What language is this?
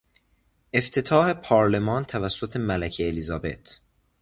Persian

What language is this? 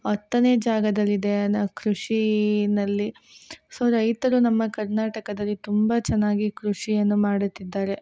Kannada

